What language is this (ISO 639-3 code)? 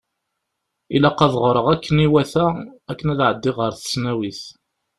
kab